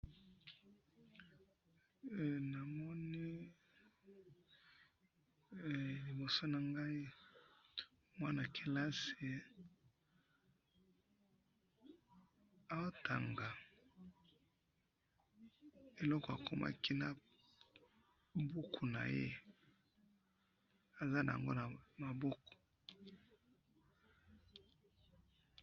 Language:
Lingala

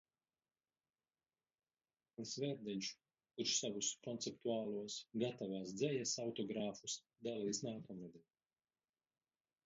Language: Latvian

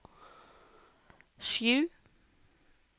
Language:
Norwegian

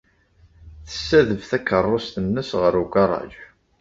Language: Kabyle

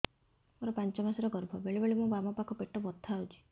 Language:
Odia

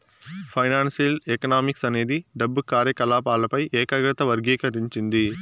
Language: Telugu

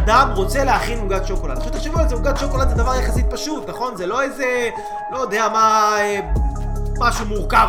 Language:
Hebrew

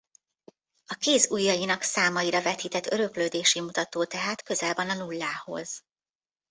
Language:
Hungarian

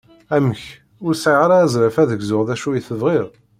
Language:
Kabyle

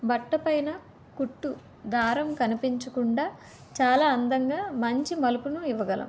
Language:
Telugu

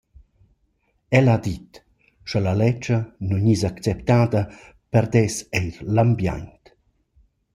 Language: Romansh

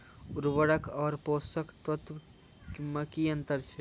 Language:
Maithili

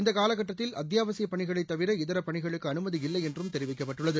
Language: Tamil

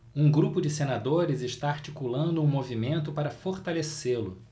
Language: Portuguese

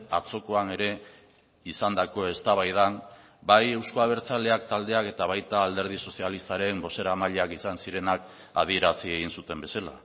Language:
Basque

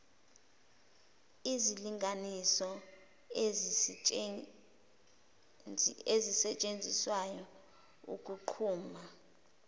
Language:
Zulu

